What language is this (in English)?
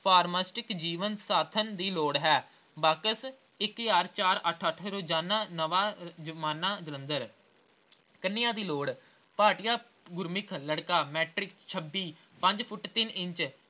Punjabi